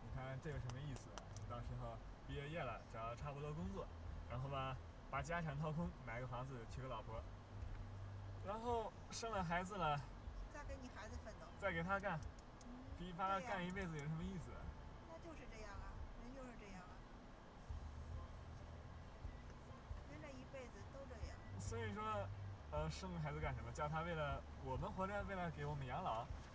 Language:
Chinese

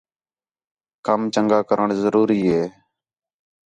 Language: Khetrani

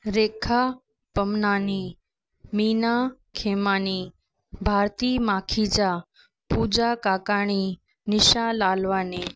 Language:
Sindhi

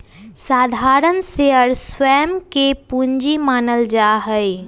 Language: Magahi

